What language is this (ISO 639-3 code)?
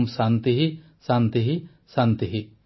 ori